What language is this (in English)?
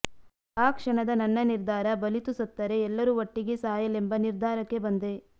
Kannada